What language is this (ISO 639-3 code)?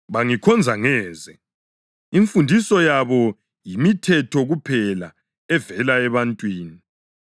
nde